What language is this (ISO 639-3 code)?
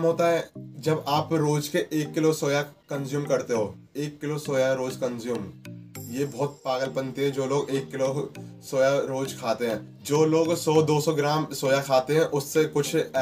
hin